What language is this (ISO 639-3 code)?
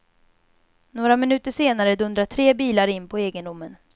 swe